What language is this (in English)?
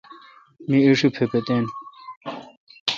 Kalkoti